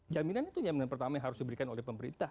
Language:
Indonesian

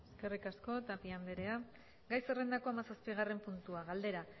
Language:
Basque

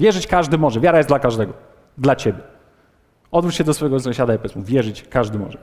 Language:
Polish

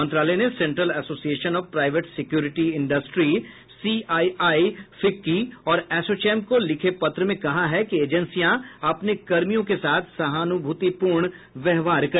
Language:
Hindi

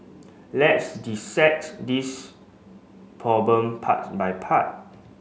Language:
English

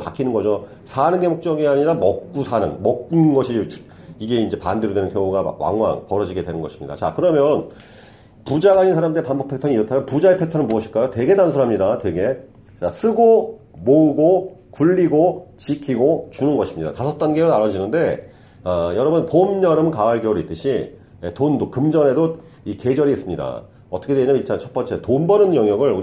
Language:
Korean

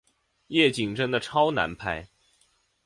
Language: Chinese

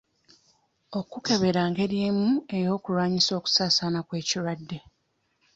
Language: Ganda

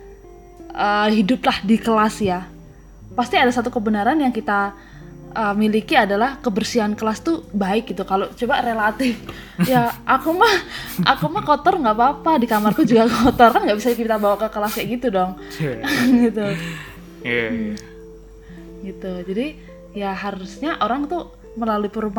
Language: Indonesian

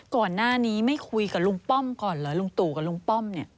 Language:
Thai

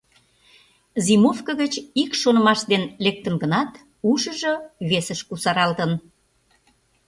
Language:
Mari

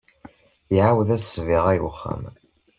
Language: Kabyle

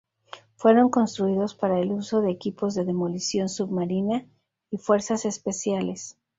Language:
Spanish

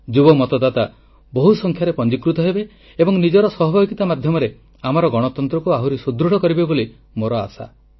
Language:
Odia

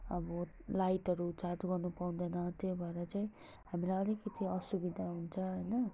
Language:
Nepali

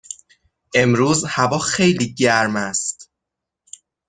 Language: Persian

